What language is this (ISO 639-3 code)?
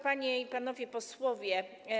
pol